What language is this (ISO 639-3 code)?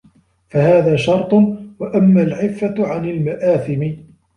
ara